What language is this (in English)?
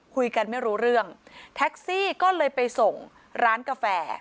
Thai